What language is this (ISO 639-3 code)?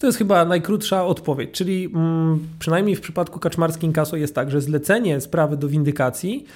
pol